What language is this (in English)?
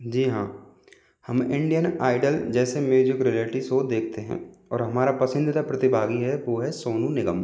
Hindi